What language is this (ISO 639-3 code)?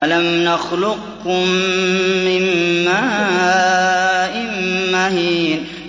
ara